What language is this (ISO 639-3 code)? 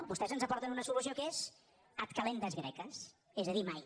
cat